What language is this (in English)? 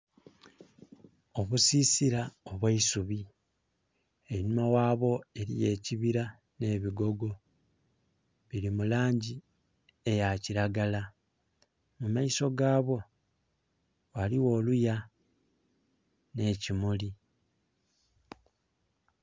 Soga